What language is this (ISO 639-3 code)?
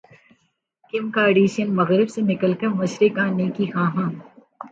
urd